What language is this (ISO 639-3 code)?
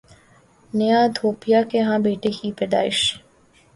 urd